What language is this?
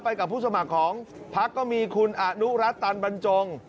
Thai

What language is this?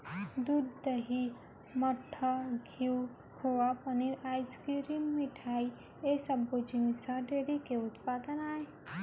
Chhattisgarhi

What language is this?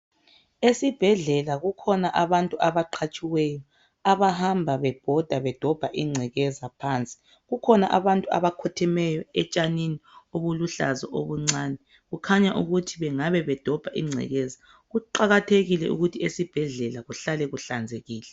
North Ndebele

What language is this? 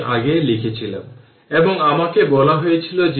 Bangla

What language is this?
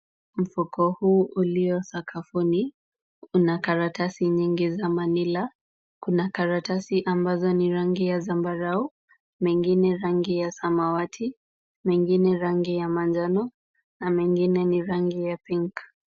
Swahili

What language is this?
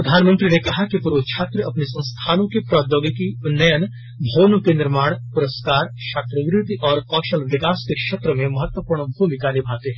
Hindi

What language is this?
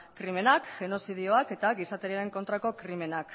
Basque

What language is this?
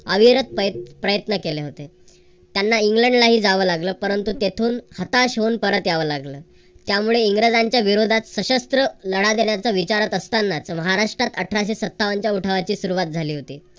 Marathi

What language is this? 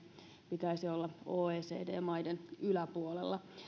Finnish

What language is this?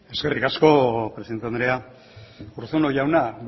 Basque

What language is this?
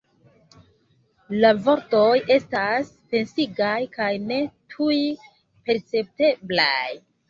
Esperanto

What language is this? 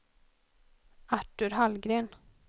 Swedish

